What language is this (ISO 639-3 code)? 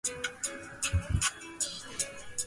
zho